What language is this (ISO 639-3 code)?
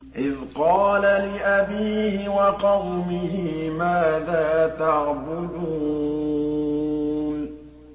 ara